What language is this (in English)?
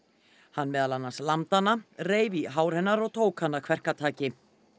Icelandic